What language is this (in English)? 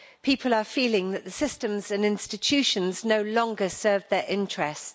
English